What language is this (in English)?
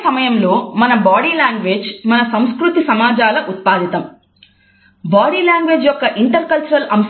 Telugu